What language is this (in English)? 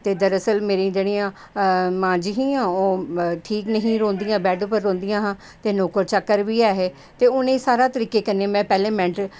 Dogri